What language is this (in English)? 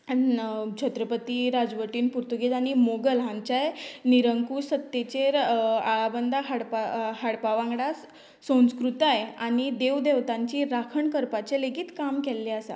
Konkani